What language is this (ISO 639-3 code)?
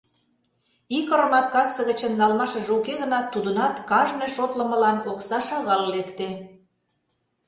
chm